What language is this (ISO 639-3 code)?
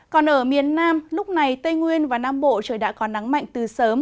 vie